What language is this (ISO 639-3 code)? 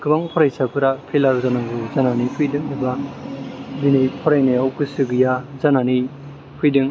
brx